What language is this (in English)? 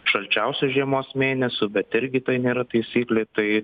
Lithuanian